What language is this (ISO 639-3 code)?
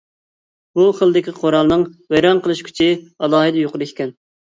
uig